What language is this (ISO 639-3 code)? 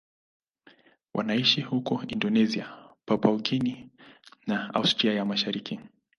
swa